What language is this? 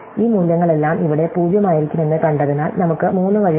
Malayalam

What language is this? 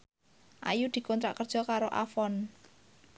Javanese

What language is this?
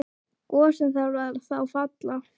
Icelandic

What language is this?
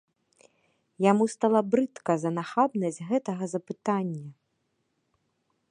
Belarusian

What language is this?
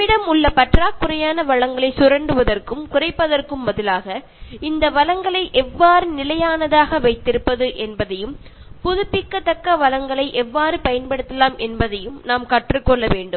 Tamil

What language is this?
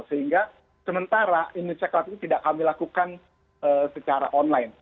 Indonesian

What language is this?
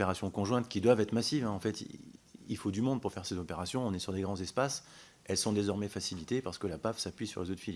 French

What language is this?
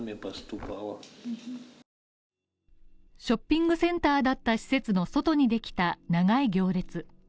Japanese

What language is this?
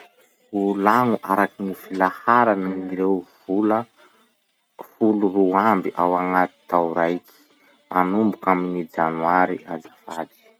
Masikoro Malagasy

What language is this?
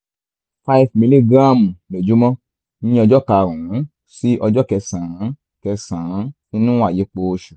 Yoruba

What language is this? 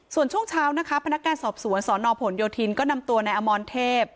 Thai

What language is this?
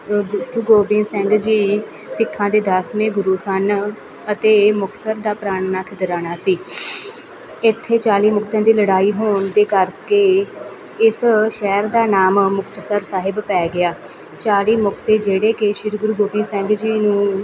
Punjabi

